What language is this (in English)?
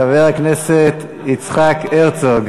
Hebrew